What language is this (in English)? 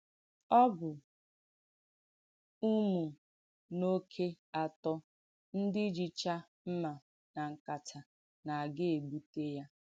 Igbo